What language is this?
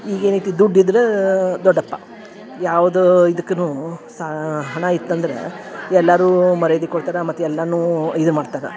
Kannada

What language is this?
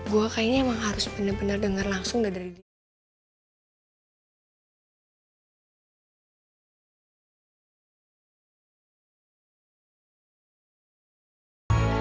Indonesian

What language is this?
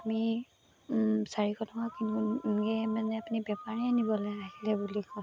Assamese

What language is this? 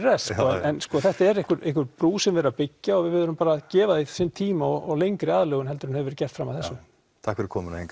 Icelandic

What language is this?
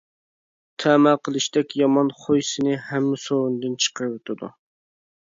Uyghur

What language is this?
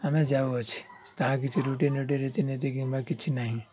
Odia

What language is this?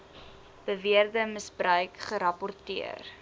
Afrikaans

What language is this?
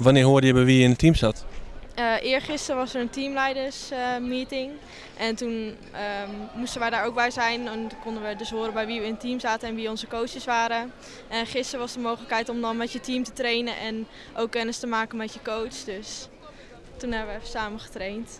Dutch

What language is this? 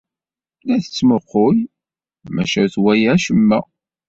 Kabyle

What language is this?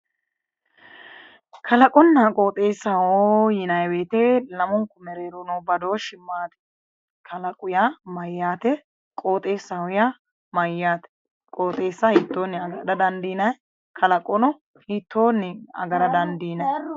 Sidamo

